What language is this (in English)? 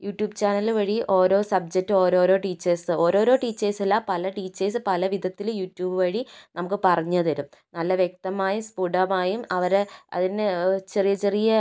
Malayalam